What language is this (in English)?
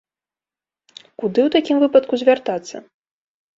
Belarusian